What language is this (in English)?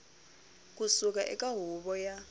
Tsonga